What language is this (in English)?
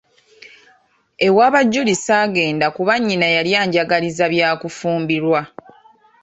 Ganda